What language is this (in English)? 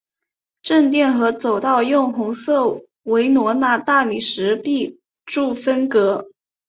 Chinese